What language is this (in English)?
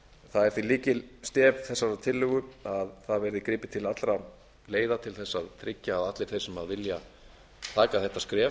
Icelandic